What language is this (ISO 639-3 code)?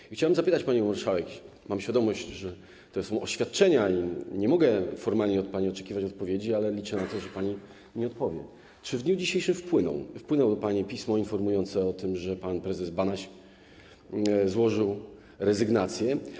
pol